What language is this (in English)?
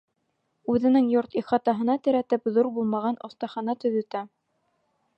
Bashkir